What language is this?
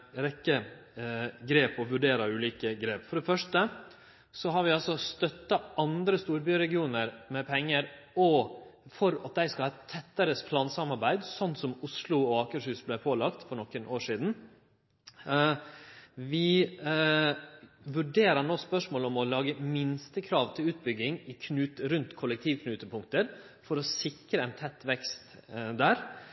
Norwegian Nynorsk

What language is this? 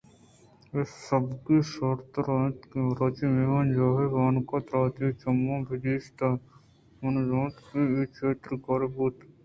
Eastern Balochi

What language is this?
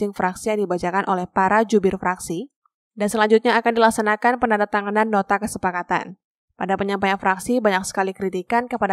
Indonesian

